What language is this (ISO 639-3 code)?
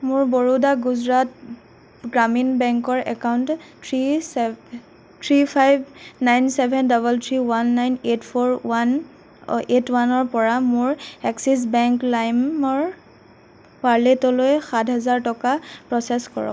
asm